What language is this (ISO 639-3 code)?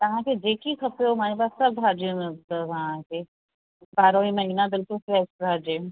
snd